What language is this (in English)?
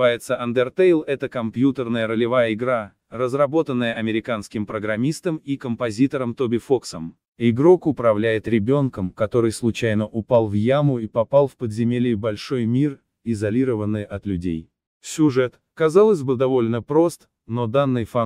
Russian